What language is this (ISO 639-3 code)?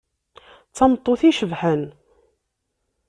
kab